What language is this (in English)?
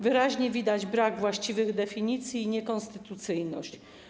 Polish